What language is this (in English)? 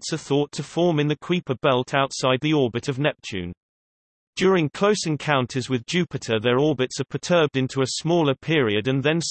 English